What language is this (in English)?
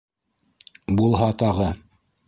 Bashkir